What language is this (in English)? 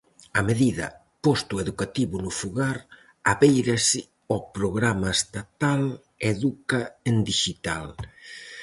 Galician